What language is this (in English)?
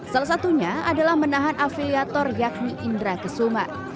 Indonesian